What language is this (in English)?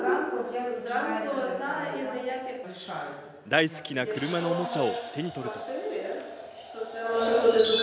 Japanese